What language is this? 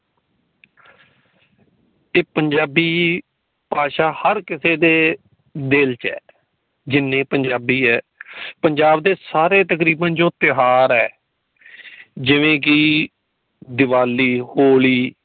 Punjabi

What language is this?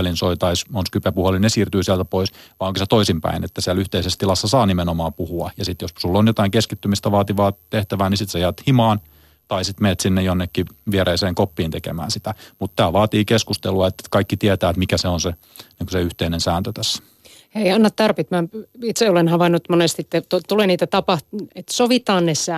Finnish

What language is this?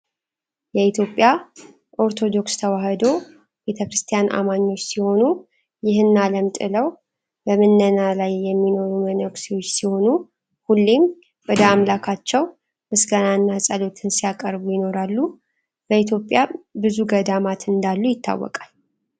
Amharic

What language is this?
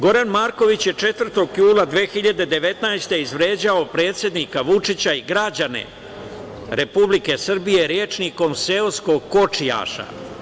Serbian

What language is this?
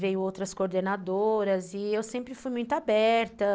Portuguese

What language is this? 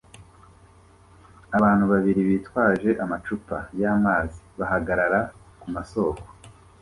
Kinyarwanda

